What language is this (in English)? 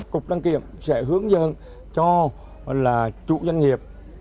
Vietnamese